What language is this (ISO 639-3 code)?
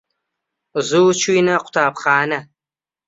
ckb